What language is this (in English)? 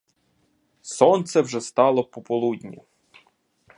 Ukrainian